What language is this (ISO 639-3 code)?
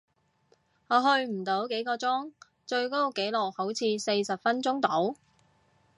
yue